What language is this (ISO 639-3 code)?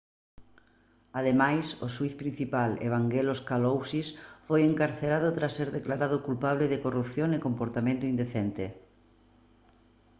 glg